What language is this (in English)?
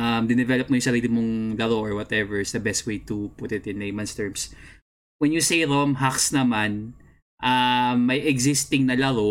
Filipino